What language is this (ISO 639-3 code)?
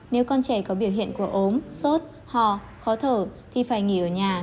vie